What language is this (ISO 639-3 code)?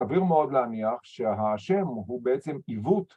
heb